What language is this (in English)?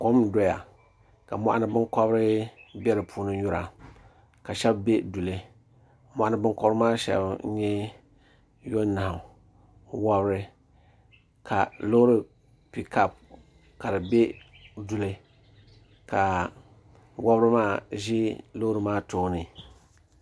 Dagbani